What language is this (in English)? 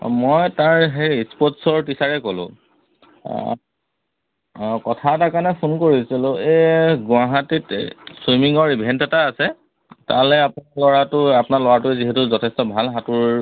Assamese